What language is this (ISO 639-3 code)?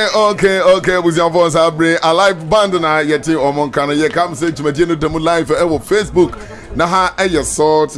fra